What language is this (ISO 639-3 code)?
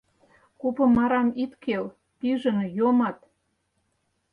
chm